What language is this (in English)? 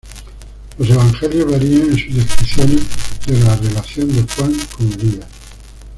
Spanish